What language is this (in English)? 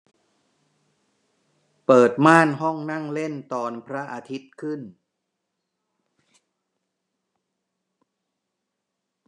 Thai